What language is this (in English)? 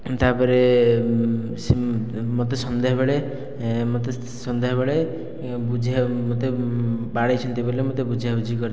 Odia